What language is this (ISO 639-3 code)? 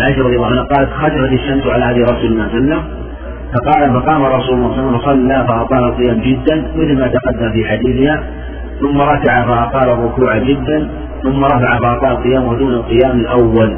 ara